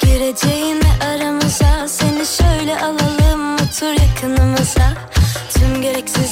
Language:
Turkish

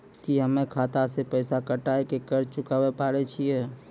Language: Maithili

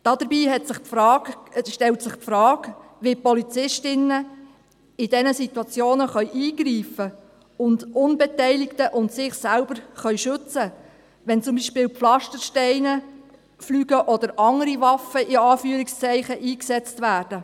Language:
Swiss German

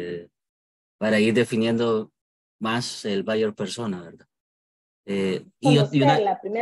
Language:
Spanish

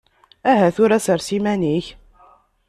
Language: Kabyle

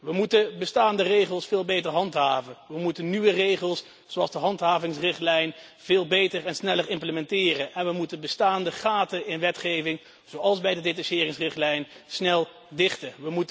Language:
Dutch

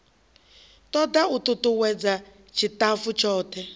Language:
Venda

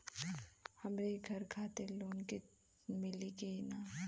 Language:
Bhojpuri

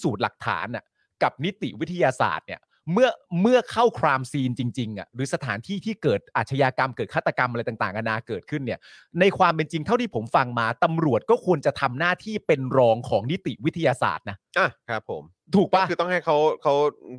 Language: Thai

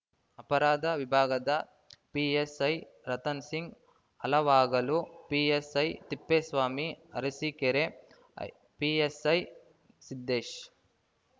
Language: Kannada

